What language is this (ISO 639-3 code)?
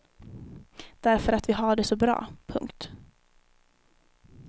swe